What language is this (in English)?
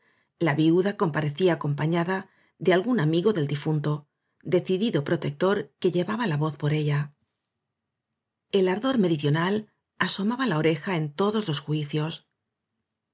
Spanish